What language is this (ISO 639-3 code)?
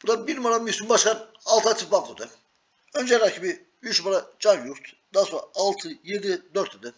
tur